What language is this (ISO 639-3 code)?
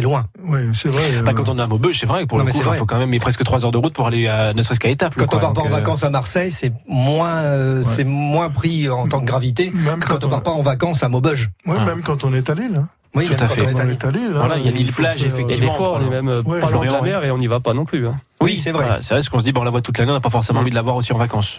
fra